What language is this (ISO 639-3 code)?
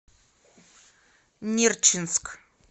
rus